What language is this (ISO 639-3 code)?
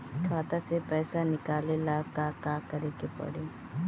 bho